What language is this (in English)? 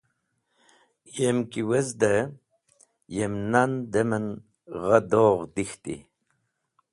Wakhi